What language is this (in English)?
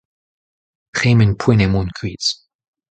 Breton